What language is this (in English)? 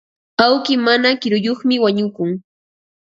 Ambo-Pasco Quechua